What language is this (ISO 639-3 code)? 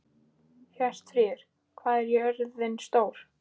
isl